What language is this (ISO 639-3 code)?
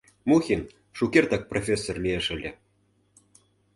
chm